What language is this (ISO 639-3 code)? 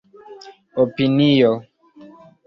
epo